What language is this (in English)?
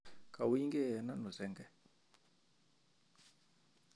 Kalenjin